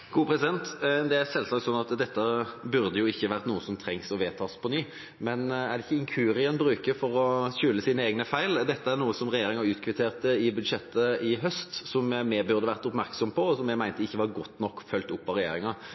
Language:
Norwegian Bokmål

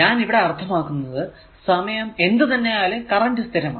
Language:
Malayalam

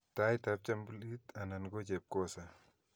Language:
Kalenjin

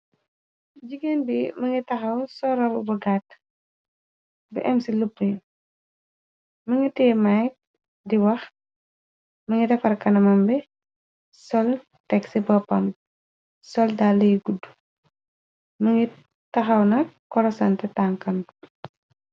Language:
Wolof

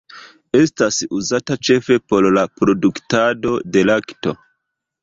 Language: Esperanto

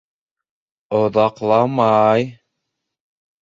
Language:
Bashkir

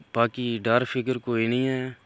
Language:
Dogri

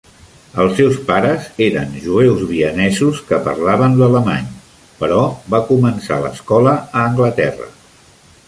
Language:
Catalan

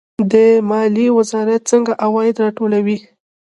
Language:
Pashto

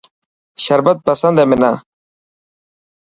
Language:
Dhatki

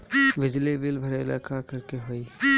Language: Bhojpuri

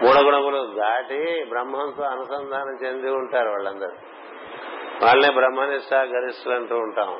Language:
Telugu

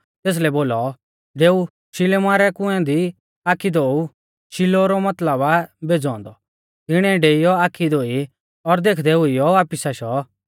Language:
Mahasu Pahari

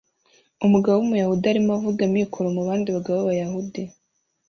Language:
Kinyarwanda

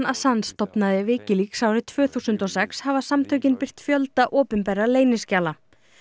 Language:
Icelandic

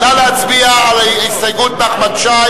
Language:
Hebrew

